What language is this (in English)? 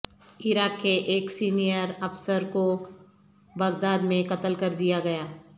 Urdu